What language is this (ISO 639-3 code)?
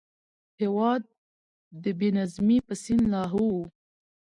pus